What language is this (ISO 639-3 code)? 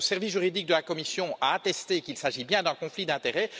fra